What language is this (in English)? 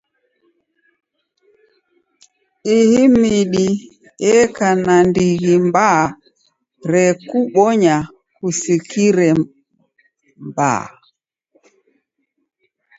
Taita